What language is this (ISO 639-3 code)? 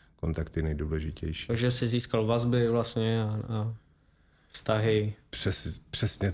ces